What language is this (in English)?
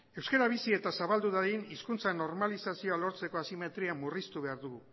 Basque